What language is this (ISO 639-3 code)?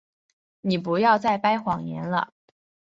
zho